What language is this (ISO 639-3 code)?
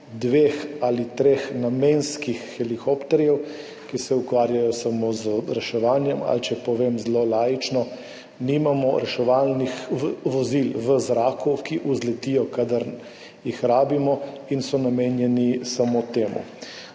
slv